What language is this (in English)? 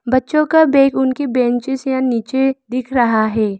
Hindi